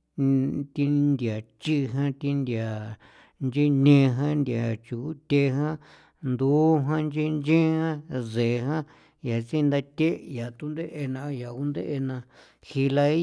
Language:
San Felipe Otlaltepec Popoloca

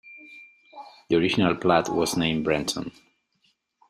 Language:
English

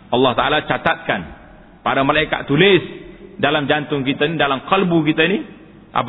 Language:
Malay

